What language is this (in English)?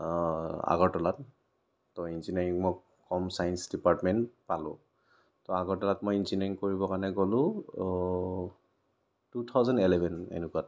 Assamese